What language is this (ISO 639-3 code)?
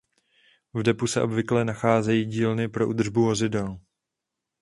ces